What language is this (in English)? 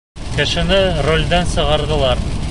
Bashkir